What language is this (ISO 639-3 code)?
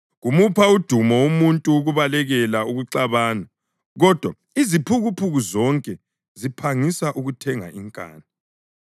nde